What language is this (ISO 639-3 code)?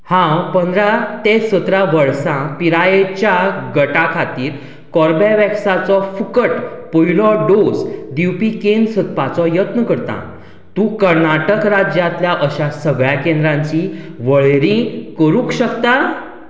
kok